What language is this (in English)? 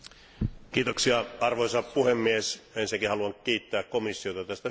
Finnish